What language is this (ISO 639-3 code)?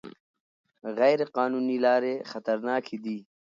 pus